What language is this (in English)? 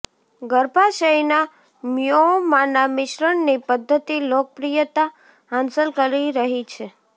Gujarati